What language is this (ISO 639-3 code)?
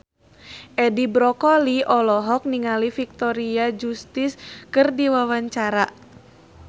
sun